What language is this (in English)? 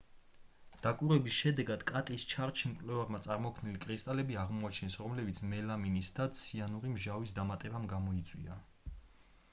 Georgian